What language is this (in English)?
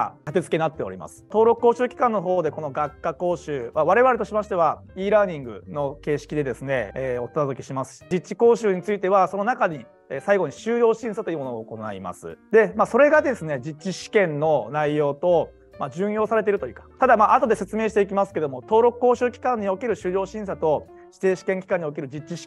Japanese